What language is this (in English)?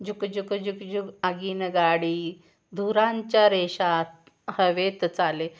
Marathi